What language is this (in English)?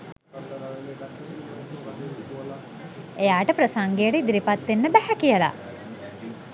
Sinhala